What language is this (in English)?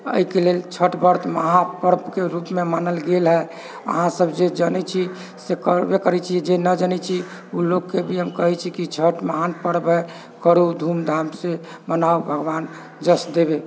Maithili